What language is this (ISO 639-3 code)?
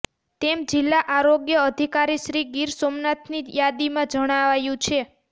guj